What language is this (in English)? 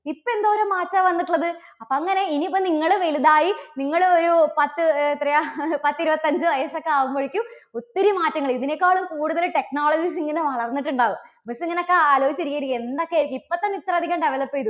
Malayalam